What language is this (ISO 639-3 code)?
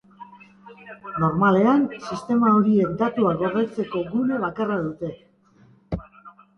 eus